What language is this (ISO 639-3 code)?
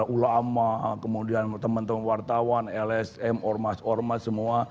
ind